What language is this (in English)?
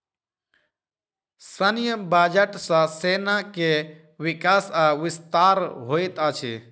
Maithili